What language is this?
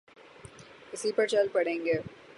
Urdu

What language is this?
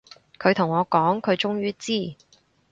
Cantonese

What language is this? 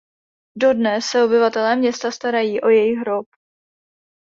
Czech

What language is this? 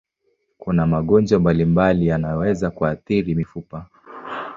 Swahili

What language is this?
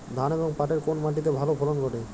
Bangla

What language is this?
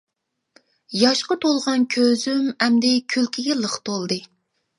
Uyghur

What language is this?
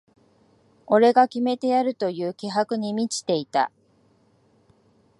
Japanese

